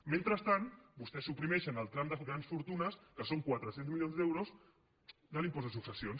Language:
Catalan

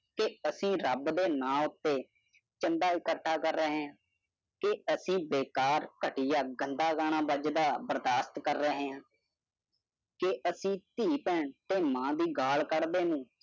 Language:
Punjabi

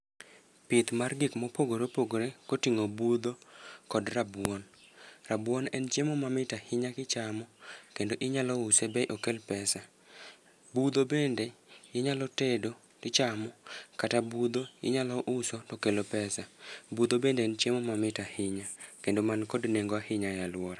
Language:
Luo (Kenya and Tanzania)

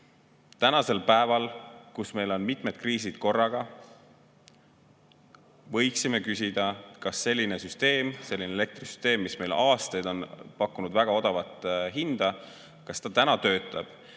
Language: Estonian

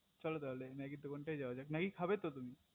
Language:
Bangla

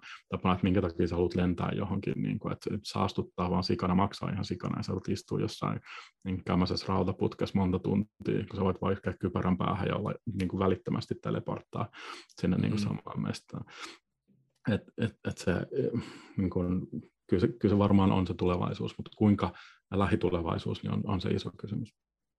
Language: Finnish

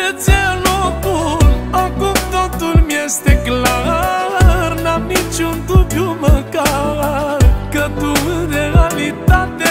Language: Romanian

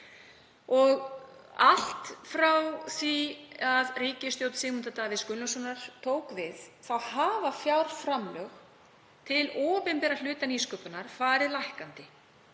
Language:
Icelandic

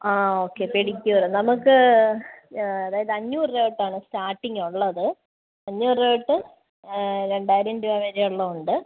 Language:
Malayalam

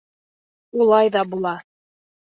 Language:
Bashkir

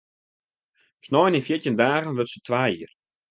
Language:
Western Frisian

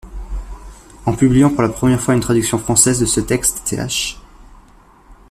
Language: French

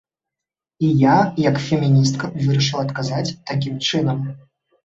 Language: Belarusian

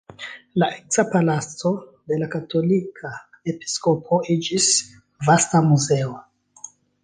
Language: Esperanto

